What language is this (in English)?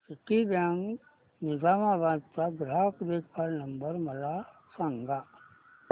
Marathi